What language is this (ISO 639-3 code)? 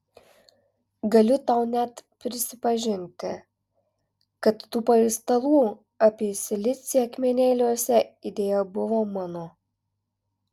lit